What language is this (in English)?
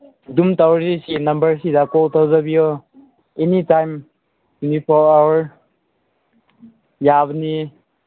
Manipuri